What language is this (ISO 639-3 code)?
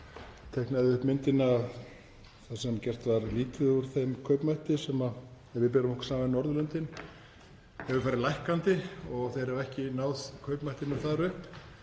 isl